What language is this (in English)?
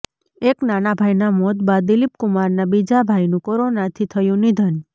Gujarati